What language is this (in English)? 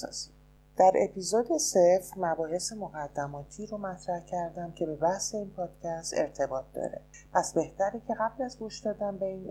Persian